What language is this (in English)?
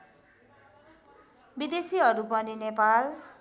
Nepali